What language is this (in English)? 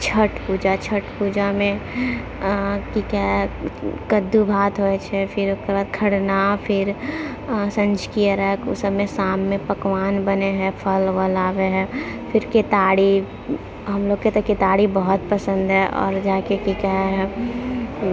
Maithili